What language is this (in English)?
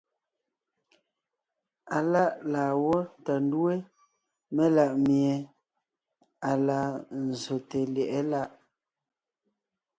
Ngiemboon